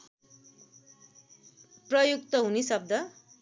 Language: Nepali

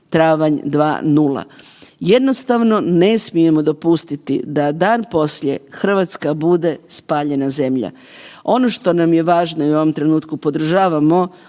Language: Croatian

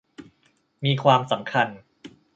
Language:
Thai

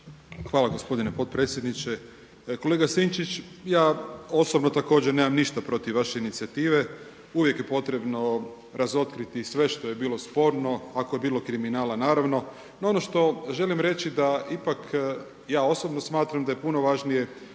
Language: Croatian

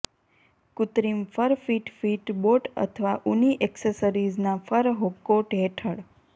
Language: Gujarati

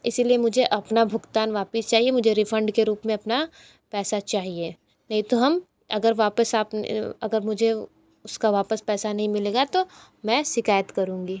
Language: Hindi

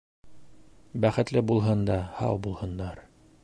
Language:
Bashkir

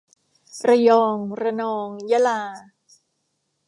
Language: Thai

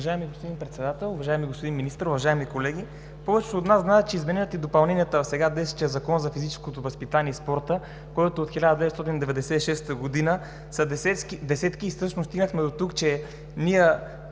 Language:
Bulgarian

